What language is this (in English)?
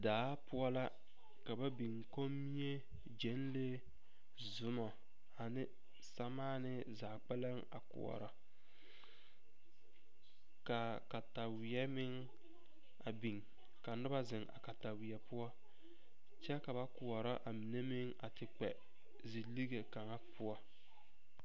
Southern Dagaare